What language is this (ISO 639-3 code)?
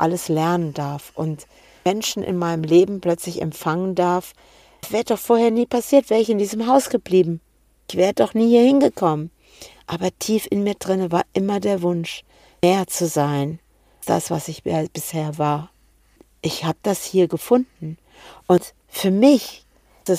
deu